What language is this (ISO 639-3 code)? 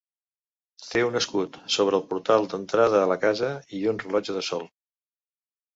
cat